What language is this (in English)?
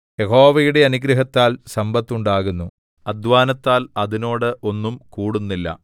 Malayalam